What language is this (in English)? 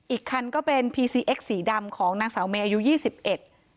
Thai